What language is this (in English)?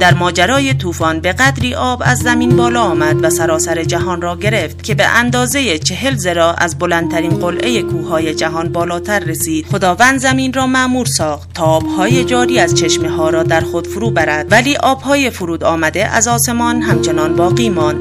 Persian